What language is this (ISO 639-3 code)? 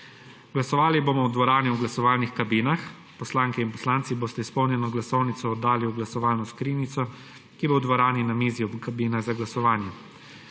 slv